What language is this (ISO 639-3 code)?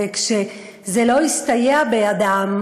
heb